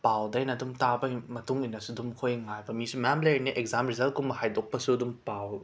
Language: Manipuri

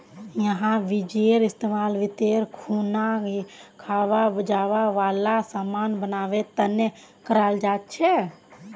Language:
Magahi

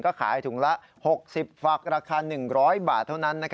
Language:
Thai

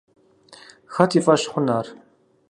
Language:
Kabardian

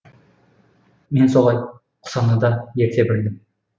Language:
Kazakh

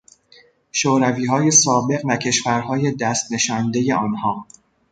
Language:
Persian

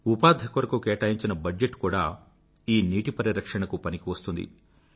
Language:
Telugu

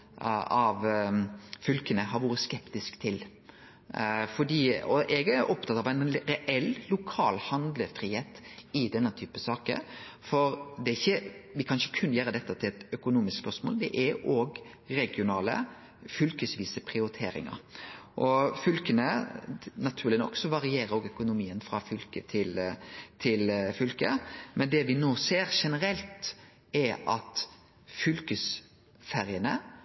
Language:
Norwegian Nynorsk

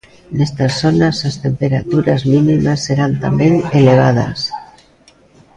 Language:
Galician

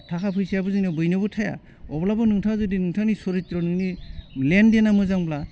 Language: Bodo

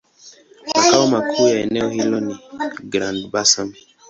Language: Swahili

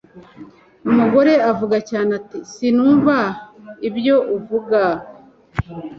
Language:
Kinyarwanda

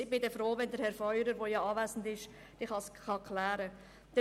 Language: Swiss German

